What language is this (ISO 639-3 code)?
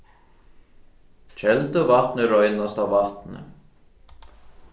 fao